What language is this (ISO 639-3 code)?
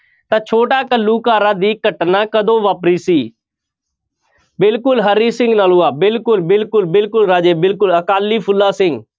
pan